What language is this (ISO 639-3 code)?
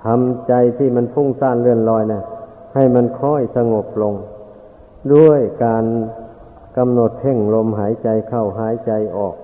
tha